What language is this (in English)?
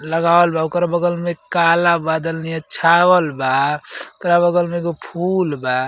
Bhojpuri